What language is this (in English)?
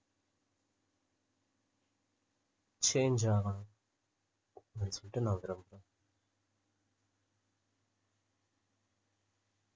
Tamil